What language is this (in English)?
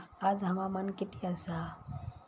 Marathi